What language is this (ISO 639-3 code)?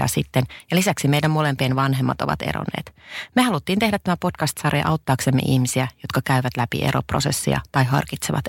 fin